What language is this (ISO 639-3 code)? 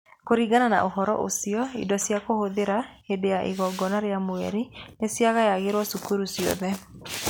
kik